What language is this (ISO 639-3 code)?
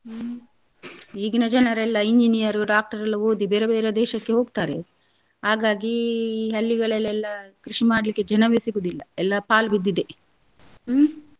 kan